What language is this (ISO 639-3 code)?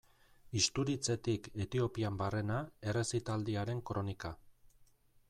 eus